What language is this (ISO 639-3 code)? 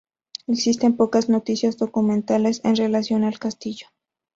spa